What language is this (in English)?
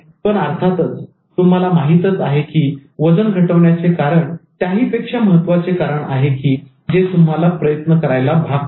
Marathi